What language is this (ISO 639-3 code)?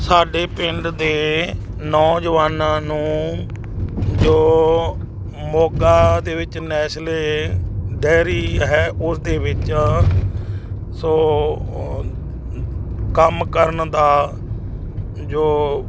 pan